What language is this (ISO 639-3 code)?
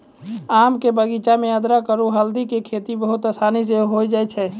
mai